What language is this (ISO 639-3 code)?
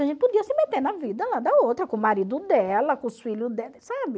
por